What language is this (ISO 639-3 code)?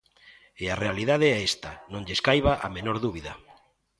glg